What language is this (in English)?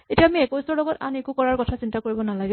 Assamese